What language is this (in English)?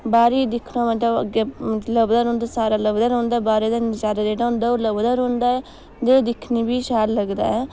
Dogri